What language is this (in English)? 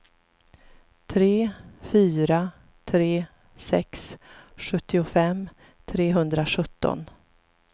Swedish